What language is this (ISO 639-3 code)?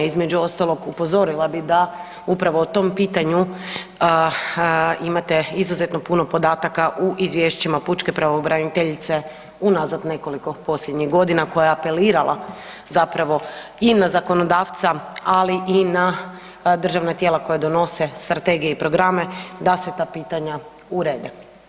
hrv